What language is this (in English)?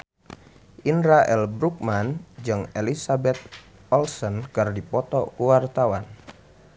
Sundanese